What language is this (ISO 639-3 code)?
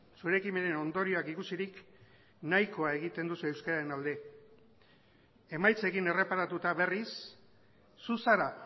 eus